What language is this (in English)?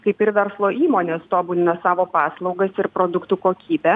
Lithuanian